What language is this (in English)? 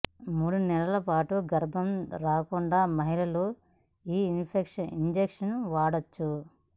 Telugu